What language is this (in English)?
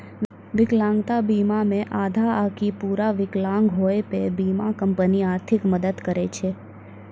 Maithili